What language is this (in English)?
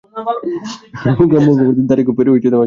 Bangla